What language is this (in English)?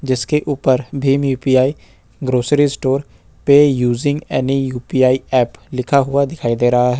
Hindi